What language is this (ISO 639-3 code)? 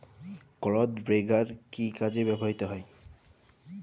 ben